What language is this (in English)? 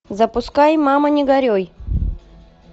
Russian